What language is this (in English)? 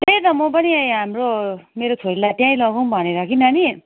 Nepali